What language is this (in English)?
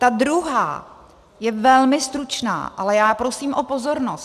Czech